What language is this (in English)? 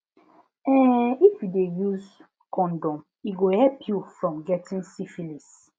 Nigerian Pidgin